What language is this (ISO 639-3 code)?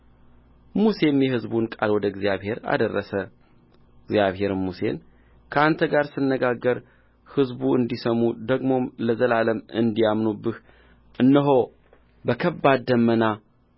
amh